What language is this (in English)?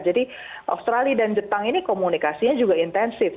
Indonesian